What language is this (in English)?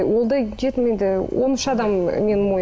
Kazakh